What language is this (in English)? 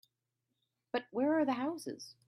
English